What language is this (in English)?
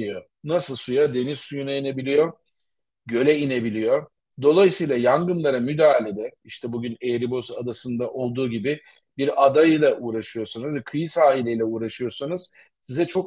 Turkish